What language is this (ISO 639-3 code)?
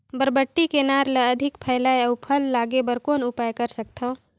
hne